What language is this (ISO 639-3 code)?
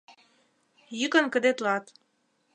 chm